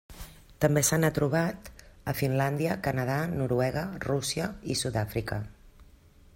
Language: Catalan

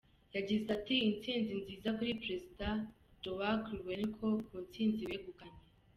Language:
Kinyarwanda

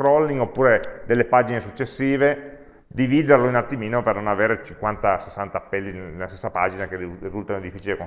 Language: Italian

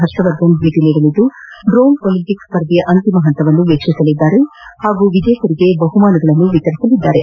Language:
Kannada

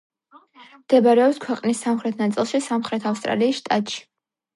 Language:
Georgian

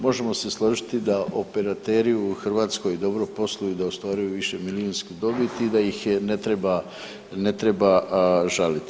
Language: Croatian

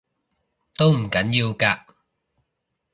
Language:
Cantonese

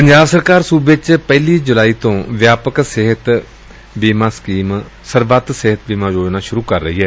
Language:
Punjabi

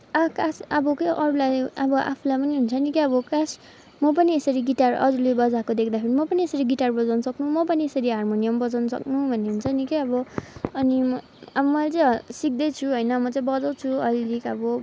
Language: Nepali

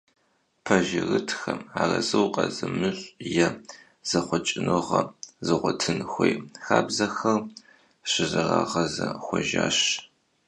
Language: Kabardian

